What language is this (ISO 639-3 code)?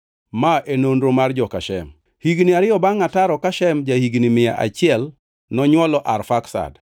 luo